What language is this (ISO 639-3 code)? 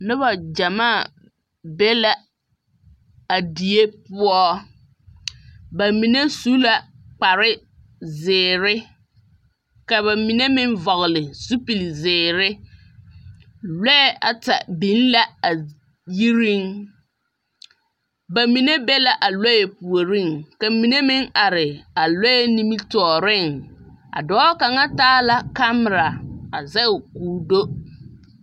dga